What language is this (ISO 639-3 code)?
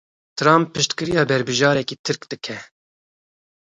kur